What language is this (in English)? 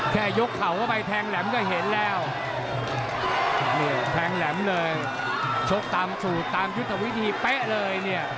Thai